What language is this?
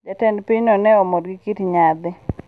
Luo (Kenya and Tanzania)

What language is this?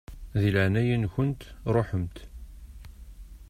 Kabyle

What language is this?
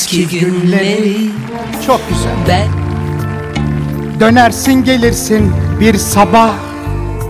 Turkish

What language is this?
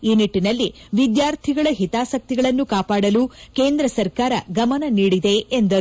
Kannada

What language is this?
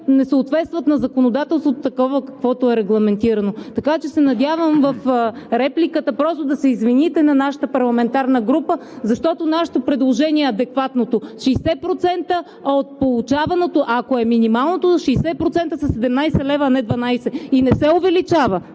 Bulgarian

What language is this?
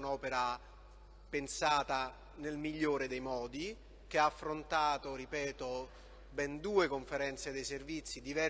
Italian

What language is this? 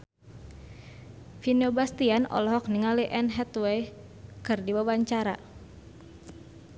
Sundanese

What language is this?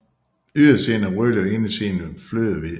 Danish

